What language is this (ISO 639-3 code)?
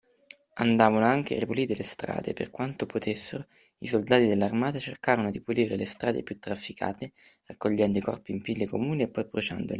ita